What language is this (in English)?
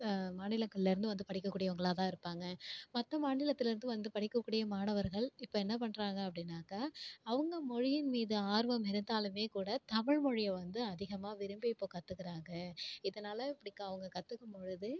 Tamil